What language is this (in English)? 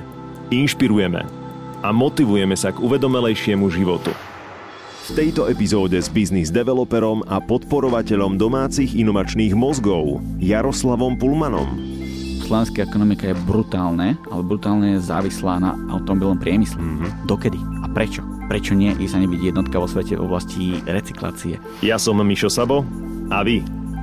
Slovak